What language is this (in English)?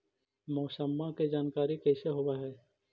Magahi